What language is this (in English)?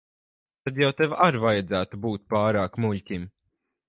Latvian